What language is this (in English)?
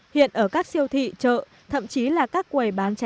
Vietnamese